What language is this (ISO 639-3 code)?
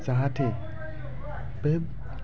brx